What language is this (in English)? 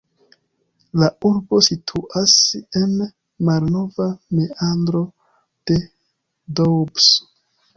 Esperanto